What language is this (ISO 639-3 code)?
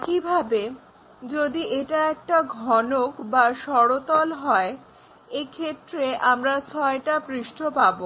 ben